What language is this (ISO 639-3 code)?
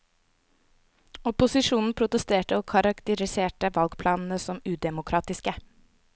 nor